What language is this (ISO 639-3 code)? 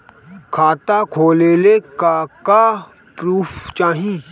bho